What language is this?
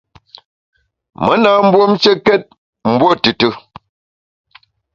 Bamun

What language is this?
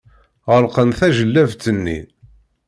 Kabyle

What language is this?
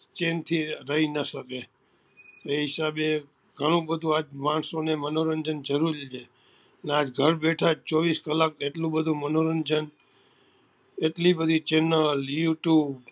Gujarati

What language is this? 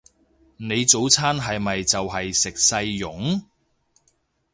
Cantonese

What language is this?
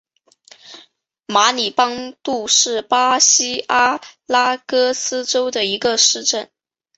Chinese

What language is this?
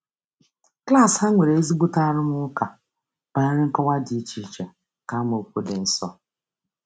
Igbo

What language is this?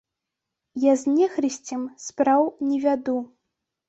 Belarusian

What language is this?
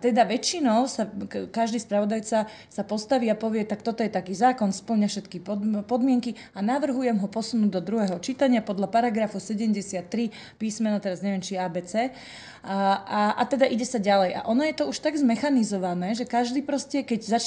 Slovak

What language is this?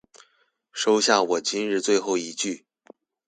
Chinese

